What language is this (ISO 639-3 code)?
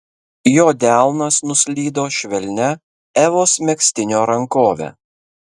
lit